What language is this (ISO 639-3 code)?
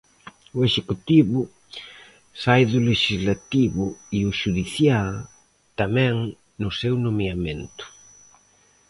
glg